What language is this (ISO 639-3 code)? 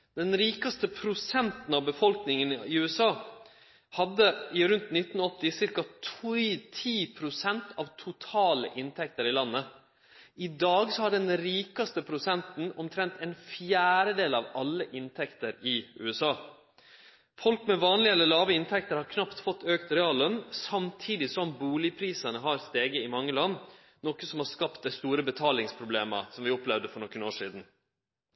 nno